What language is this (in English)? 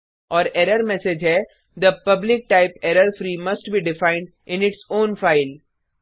Hindi